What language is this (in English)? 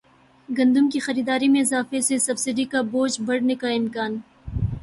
Urdu